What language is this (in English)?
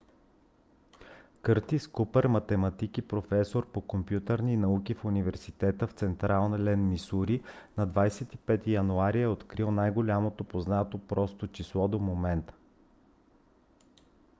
Bulgarian